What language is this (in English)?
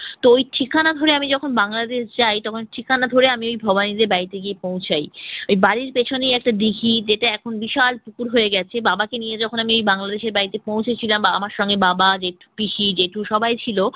Bangla